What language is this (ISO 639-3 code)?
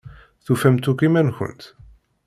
kab